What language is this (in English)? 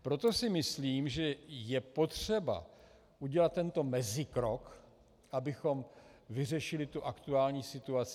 Czech